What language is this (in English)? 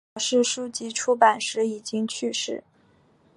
Chinese